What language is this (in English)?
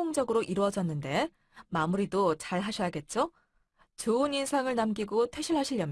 Korean